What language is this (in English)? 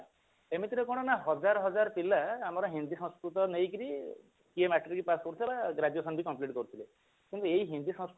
Odia